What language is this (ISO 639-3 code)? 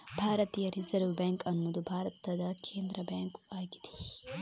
kan